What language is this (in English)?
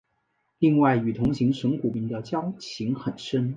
Chinese